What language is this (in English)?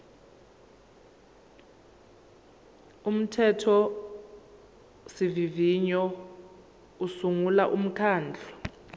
Zulu